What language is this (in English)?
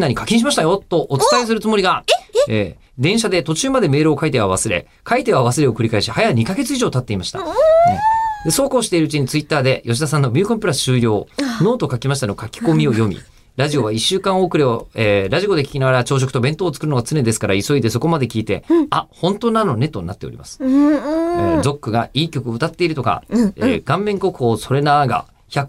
Japanese